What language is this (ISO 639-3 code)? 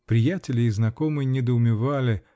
rus